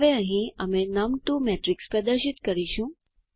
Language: Gujarati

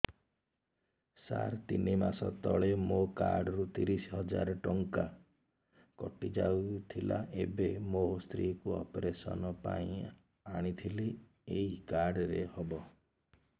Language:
Odia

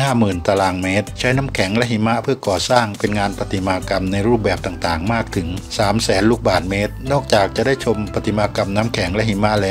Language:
Thai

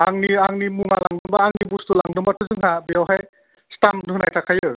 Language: Bodo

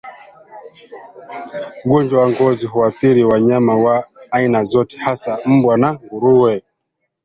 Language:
Swahili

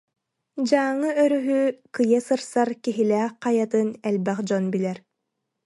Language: Yakut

